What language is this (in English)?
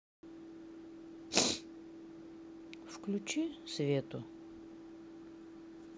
Russian